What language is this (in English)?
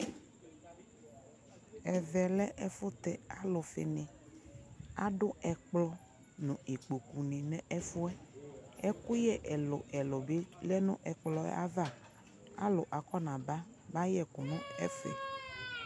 Ikposo